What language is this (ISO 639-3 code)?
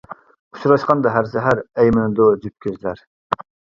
uig